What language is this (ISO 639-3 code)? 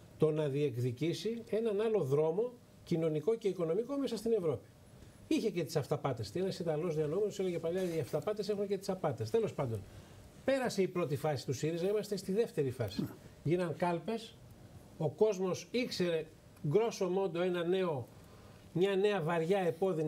ell